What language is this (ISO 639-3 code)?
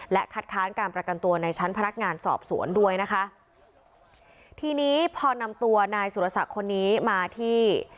tha